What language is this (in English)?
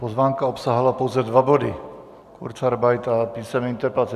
Czech